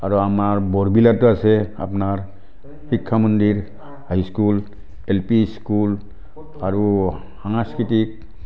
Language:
Assamese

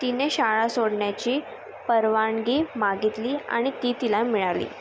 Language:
Marathi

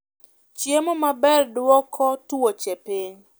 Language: Luo (Kenya and Tanzania)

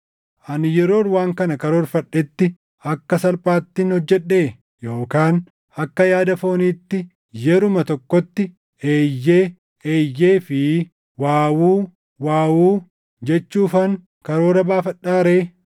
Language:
Oromo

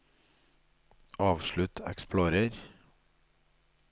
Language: Norwegian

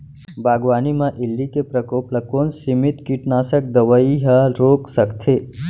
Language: Chhattisgarhi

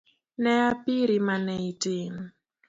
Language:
Luo (Kenya and Tanzania)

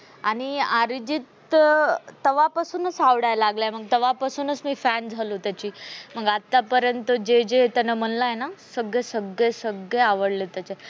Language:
Marathi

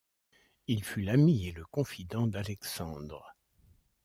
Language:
French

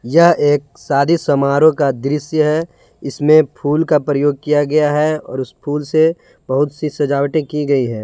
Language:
Hindi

